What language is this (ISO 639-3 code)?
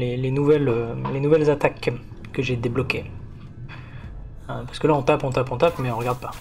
fra